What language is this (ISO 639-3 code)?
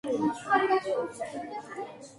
kat